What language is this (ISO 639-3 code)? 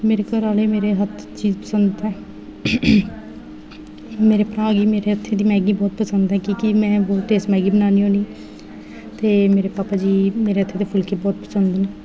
doi